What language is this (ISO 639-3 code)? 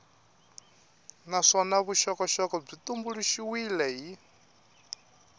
tso